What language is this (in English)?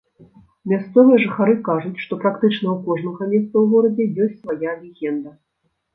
Belarusian